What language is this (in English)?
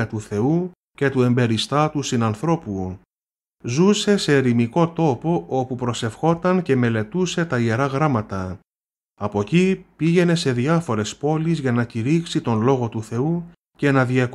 Greek